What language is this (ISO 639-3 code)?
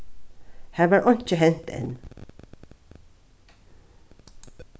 fao